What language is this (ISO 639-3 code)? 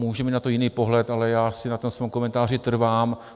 ces